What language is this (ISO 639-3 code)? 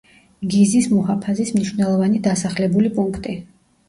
kat